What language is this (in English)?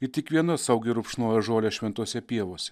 Lithuanian